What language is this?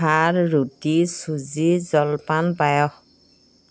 Assamese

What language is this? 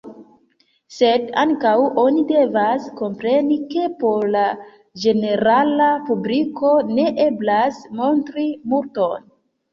Esperanto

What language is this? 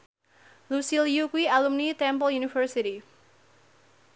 Javanese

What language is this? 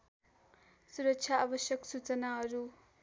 Nepali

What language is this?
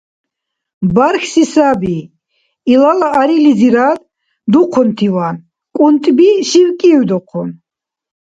Dargwa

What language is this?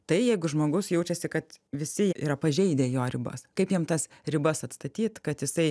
Lithuanian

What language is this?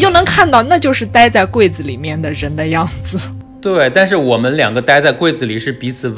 Chinese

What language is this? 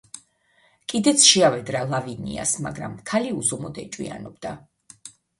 Georgian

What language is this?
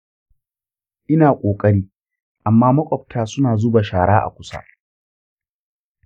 Hausa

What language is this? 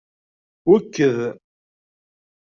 Kabyle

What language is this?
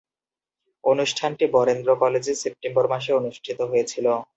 Bangla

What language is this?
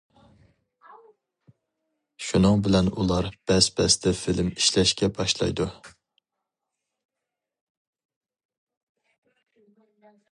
Uyghur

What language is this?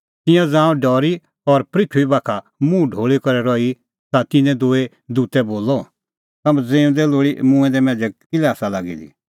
Kullu Pahari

